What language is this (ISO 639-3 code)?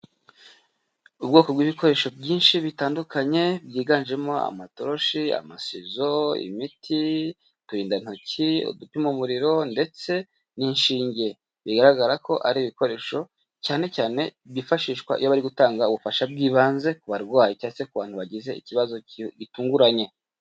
kin